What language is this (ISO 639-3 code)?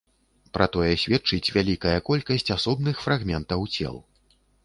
bel